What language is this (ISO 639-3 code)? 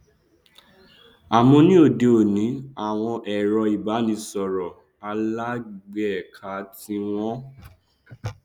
yor